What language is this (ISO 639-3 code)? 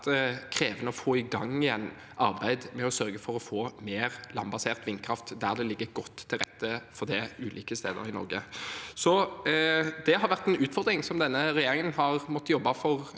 nor